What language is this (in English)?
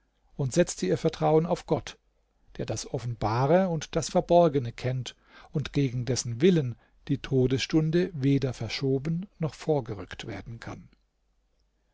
German